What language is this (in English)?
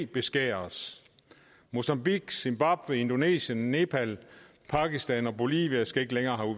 Danish